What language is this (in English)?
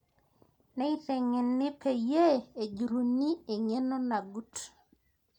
Masai